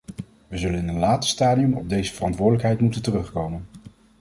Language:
Dutch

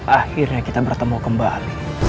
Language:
Indonesian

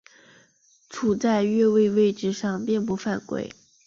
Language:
Chinese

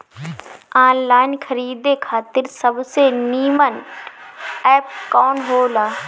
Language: Bhojpuri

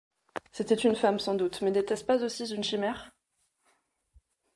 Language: French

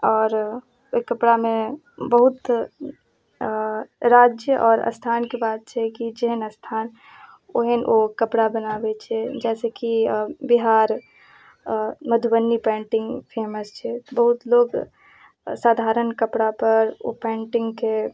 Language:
Maithili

